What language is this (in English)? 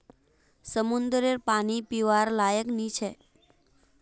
Magahi